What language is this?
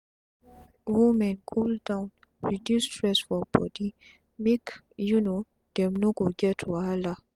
Nigerian Pidgin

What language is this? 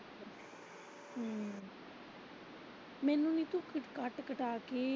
Punjabi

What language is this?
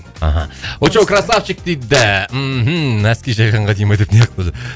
Kazakh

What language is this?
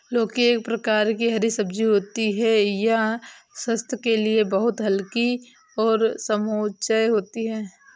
Hindi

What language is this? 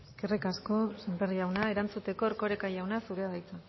Basque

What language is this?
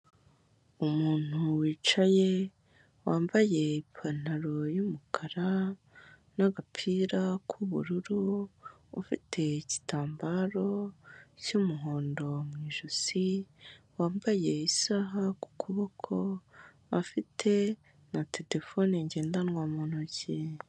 Kinyarwanda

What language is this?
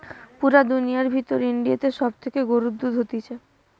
Bangla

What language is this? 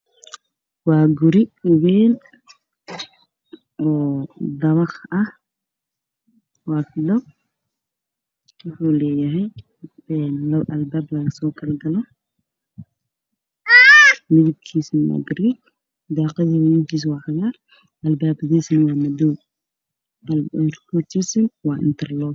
Somali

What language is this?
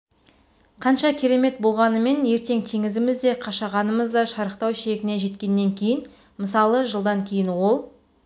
Kazakh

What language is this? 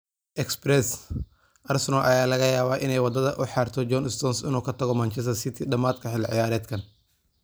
Somali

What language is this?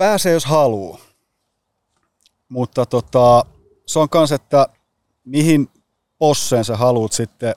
Finnish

